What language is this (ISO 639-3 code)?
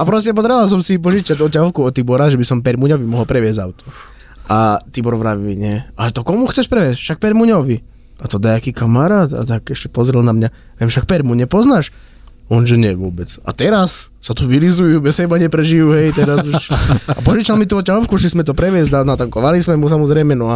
slk